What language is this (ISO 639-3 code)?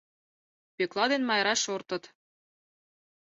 chm